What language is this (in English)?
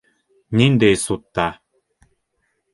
Bashkir